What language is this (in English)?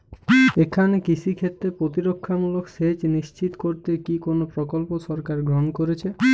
Bangla